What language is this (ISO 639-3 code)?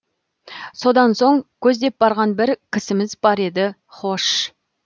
kaz